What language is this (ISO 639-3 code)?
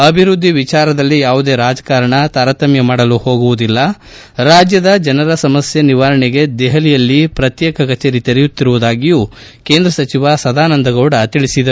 kan